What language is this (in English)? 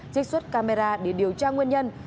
Vietnamese